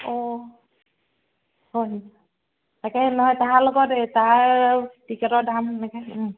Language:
Assamese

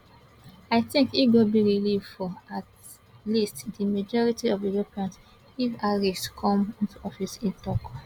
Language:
Nigerian Pidgin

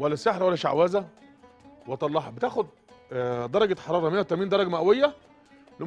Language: Arabic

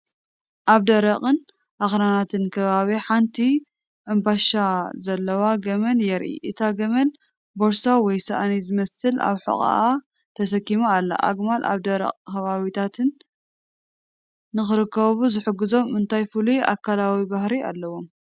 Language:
Tigrinya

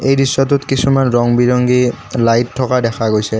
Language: Assamese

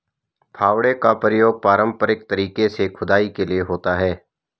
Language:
Hindi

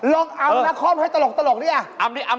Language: Thai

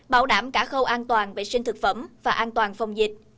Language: Vietnamese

